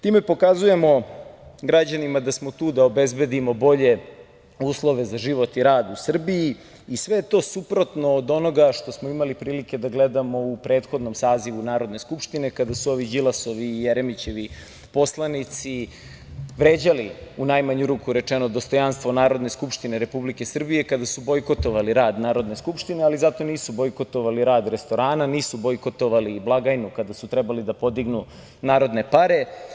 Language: Serbian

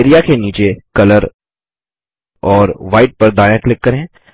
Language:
Hindi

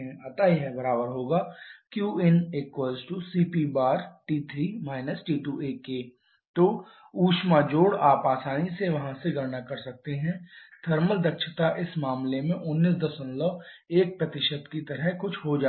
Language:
Hindi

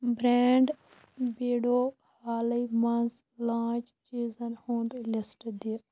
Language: Kashmiri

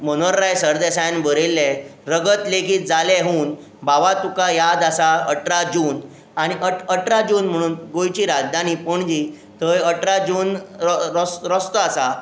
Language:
Konkani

